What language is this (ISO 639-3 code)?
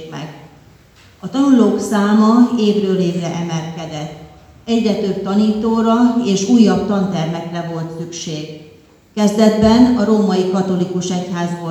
hun